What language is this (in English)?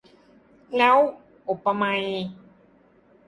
Thai